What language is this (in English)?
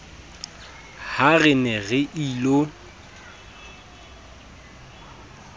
Southern Sotho